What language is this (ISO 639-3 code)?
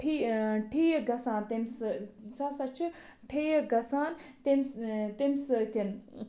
kas